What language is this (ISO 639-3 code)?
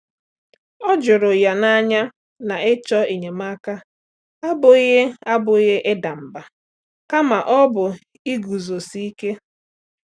ibo